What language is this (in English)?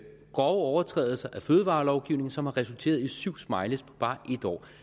Danish